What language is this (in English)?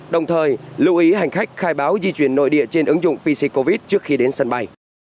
Vietnamese